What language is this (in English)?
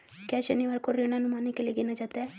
Hindi